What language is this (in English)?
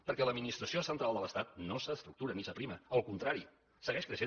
Catalan